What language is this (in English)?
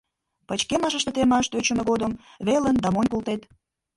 Mari